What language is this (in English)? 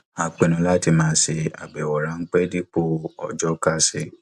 Yoruba